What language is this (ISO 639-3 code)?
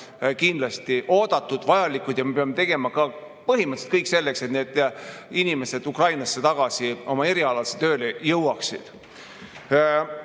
est